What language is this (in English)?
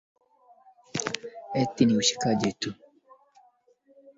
Swahili